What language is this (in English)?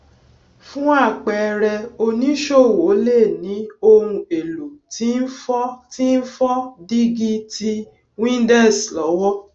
Yoruba